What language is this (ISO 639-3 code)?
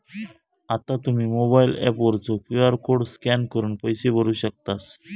mar